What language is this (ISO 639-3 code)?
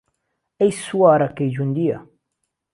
ckb